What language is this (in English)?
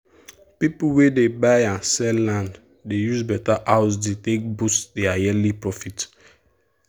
Nigerian Pidgin